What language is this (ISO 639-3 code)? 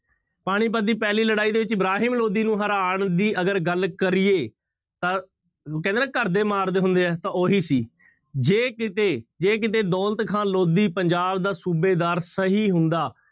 pan